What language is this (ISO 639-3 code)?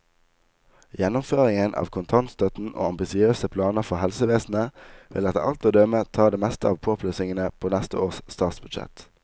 nor